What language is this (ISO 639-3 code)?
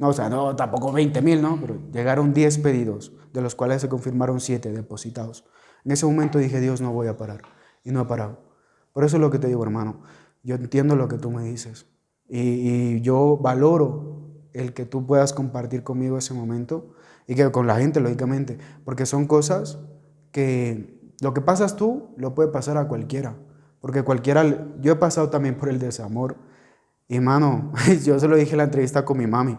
spa